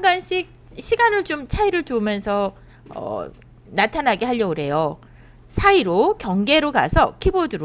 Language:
Korean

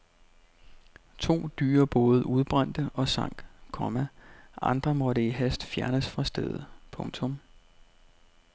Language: Danish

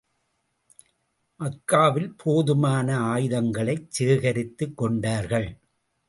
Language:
Tamil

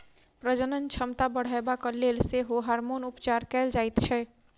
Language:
Maithili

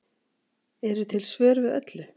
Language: Icelandic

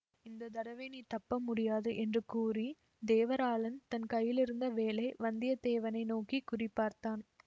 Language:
Tamil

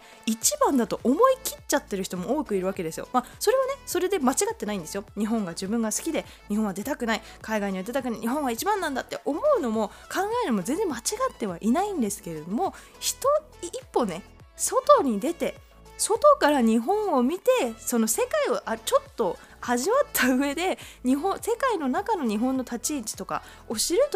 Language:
Japanese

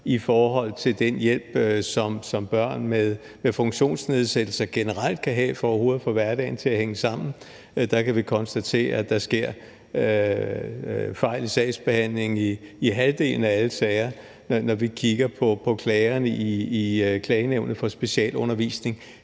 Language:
Danish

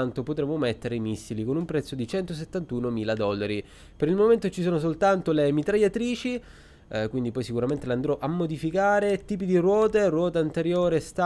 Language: Italian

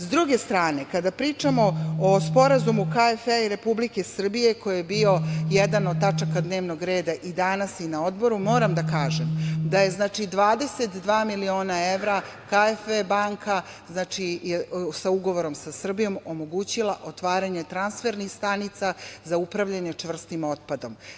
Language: Serbian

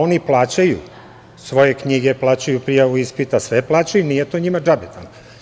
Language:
Serbian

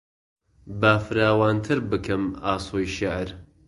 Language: Central Kurdish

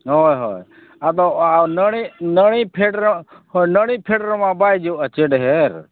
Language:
Santali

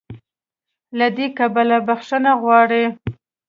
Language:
Pashto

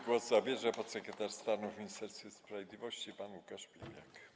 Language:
Polish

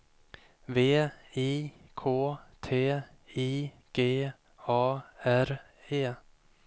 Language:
Swedish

